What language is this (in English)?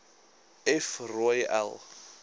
Afrikaans